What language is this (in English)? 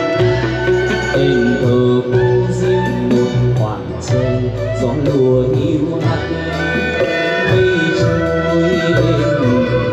Thai